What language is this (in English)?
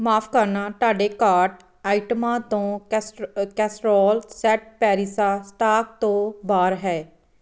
Punjabi